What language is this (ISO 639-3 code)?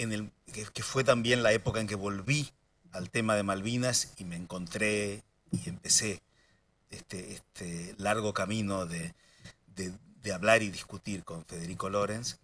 spa